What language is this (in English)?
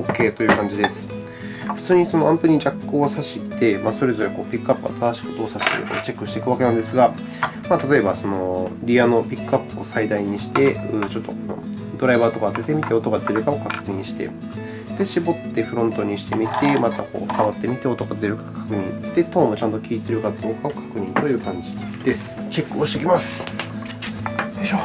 Japanese